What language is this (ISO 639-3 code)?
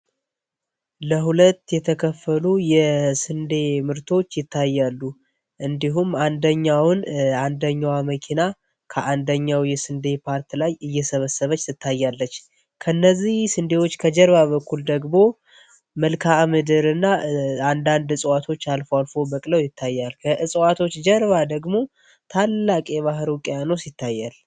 amh